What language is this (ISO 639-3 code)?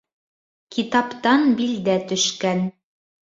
bak